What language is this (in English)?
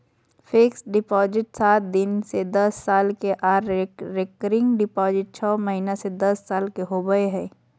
Magahi